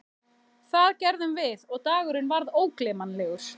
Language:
Icelandic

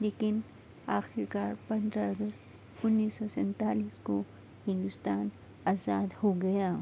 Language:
Urdu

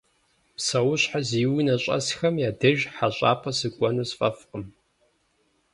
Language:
Kabardian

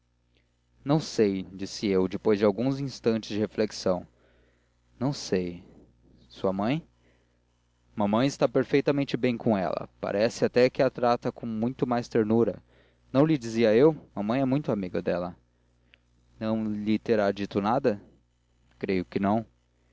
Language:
Portuguese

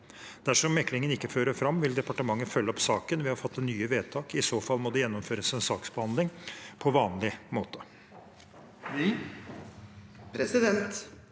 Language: Norwegian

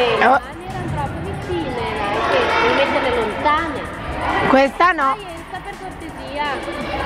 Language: Italian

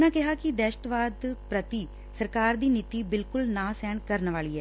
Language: Punjabi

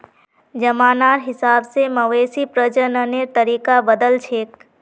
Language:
Magahi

